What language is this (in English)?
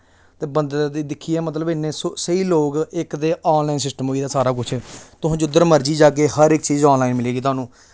Dogri